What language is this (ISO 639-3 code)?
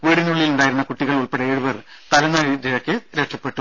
mal